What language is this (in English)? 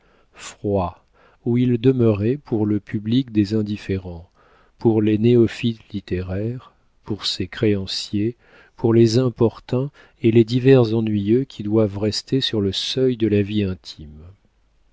French